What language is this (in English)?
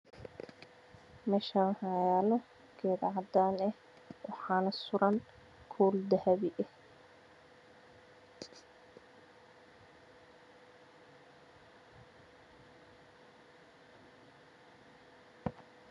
Somali